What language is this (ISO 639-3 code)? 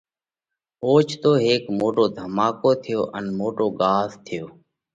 kvx